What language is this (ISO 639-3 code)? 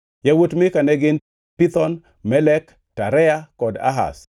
luo